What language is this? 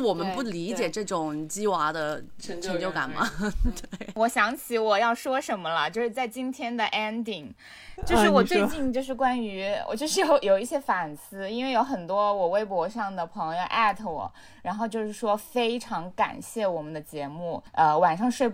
Chinese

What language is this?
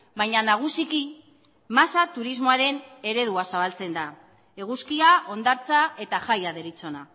Basque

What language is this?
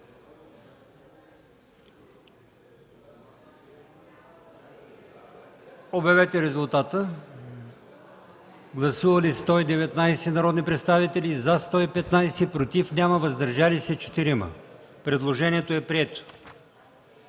Bulgarian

